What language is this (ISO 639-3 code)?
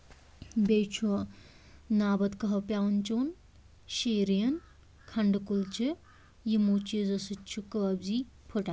kas